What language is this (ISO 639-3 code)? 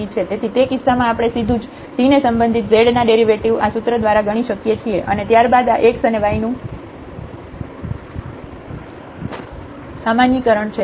guj